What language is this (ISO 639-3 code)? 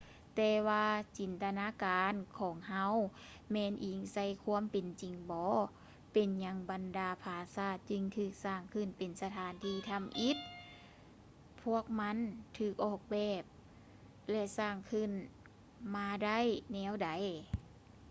lao